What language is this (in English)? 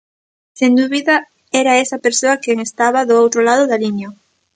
Galician